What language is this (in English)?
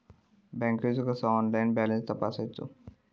Marathi